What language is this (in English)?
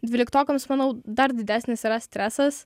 Lithuanian